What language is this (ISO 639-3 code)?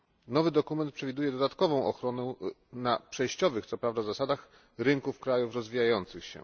pol